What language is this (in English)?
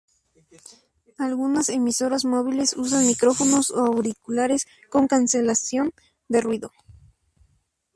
Spanish